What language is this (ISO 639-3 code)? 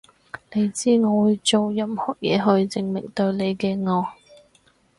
yue